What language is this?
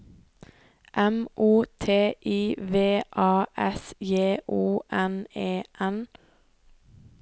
Norwegian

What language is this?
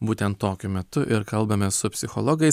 Lithuanian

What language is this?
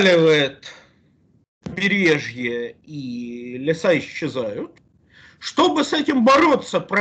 Russian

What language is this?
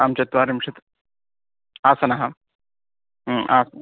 Sanskrit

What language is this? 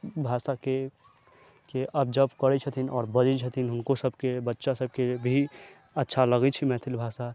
Maithili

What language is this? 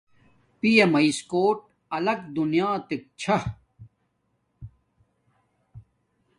Domaaki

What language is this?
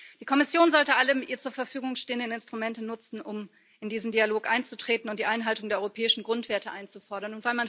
German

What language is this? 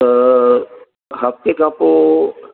Sindhi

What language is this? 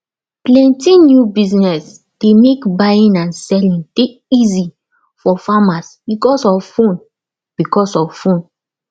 Nigerian Pidgin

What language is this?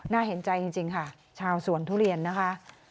Thai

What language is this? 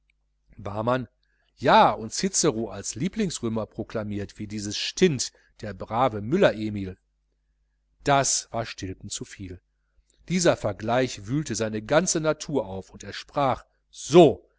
German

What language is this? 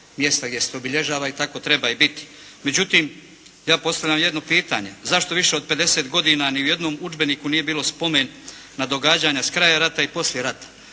Croatian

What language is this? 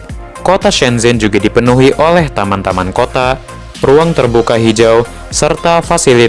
Indonesian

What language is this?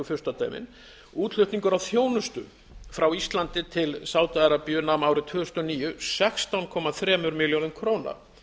Icelandic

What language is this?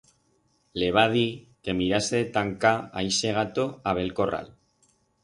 Aragonese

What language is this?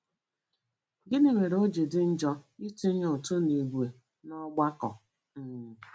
Igbo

